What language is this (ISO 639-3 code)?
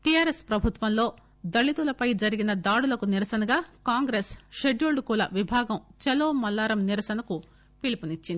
tel